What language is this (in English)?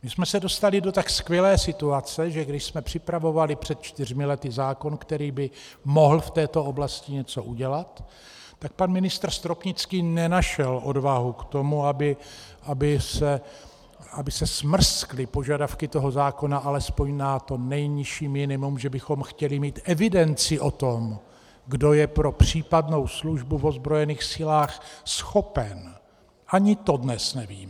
Czech